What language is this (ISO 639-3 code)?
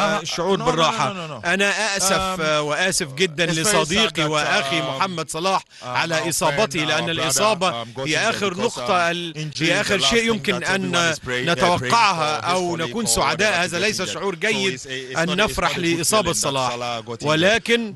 ara